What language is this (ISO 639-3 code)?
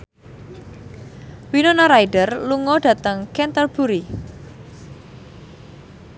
jav